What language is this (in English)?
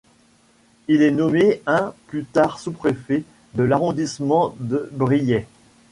French